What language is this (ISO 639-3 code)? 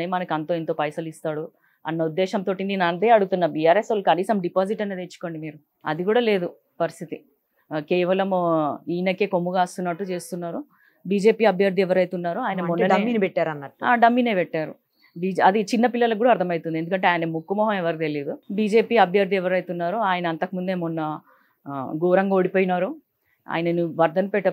tel